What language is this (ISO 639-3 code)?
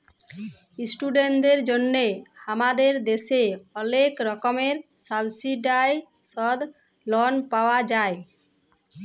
ben